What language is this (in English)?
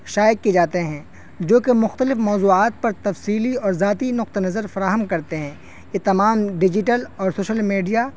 Urdu